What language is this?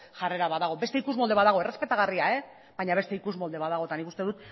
Basque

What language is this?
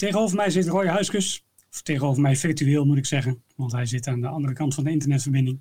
Dutch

